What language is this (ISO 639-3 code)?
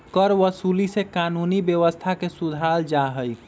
mag